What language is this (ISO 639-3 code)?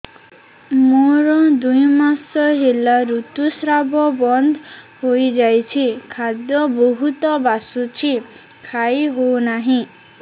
ori